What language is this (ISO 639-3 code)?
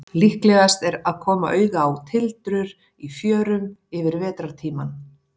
isl